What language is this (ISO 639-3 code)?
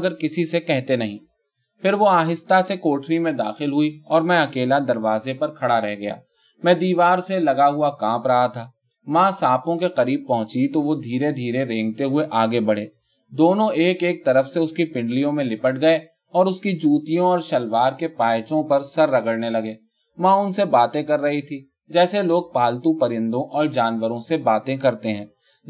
urd